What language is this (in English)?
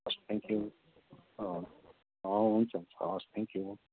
Nepali